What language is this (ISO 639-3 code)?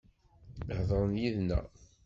kab